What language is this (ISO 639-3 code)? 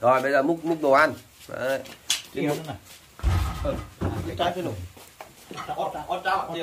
vie